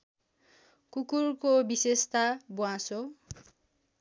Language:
Nepali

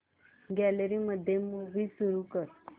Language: Marathi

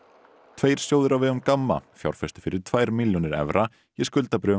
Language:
Icelandic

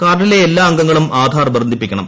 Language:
Malayalam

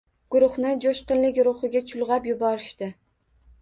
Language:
Uzbek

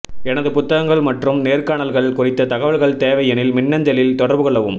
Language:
Tamil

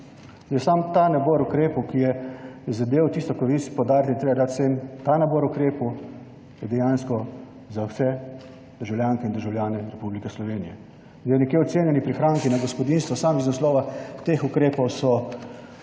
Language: Slovenian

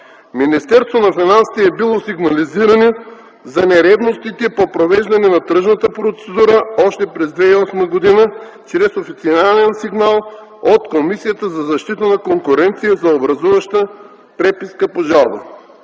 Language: Bulgarian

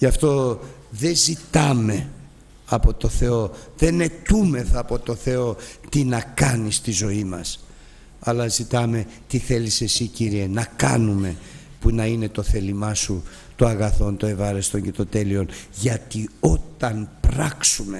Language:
Greek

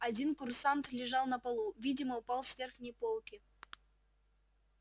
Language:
Russian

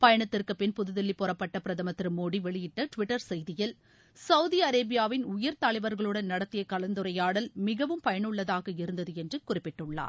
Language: Tamil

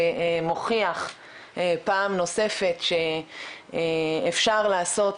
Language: Hebrew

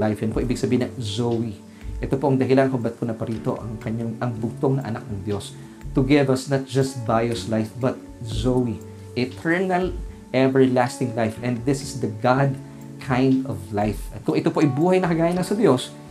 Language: Filipino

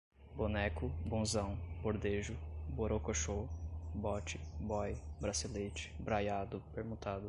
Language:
Portuguese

